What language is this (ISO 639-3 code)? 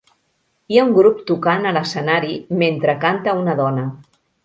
cat